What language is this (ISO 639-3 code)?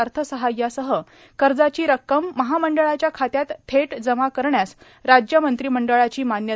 mar